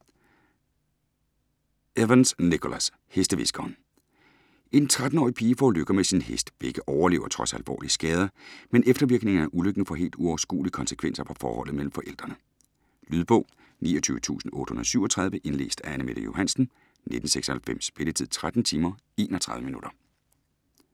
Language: Danish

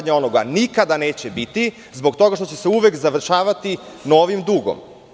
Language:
Serbian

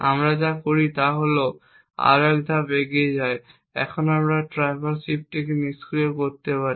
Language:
Bangla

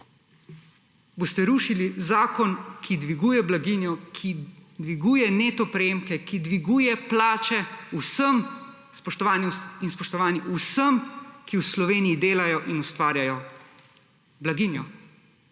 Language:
Slovenian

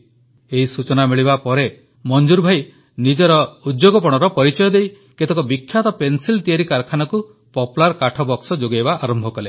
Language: Odia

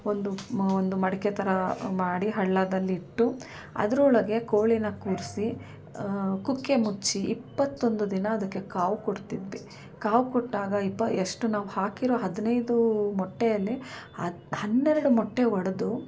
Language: Kannada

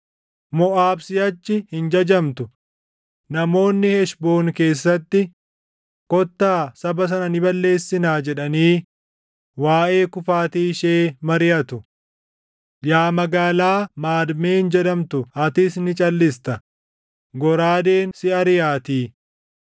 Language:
Oromo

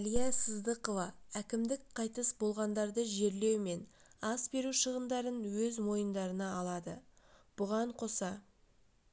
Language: Kazakh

